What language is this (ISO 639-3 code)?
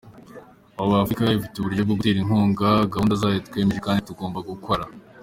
kin